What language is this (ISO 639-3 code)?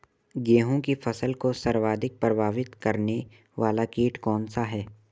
hin